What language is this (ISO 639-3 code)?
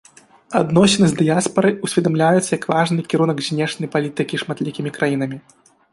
bel